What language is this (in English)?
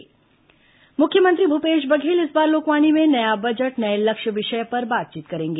Hindi